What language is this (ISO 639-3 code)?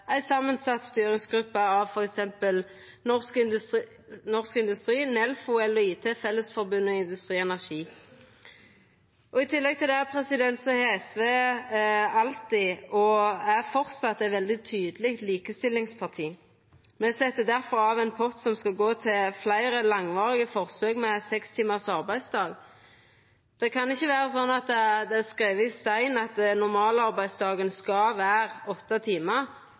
nno